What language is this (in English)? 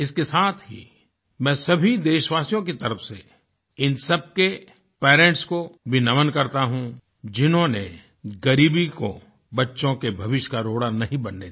Hindi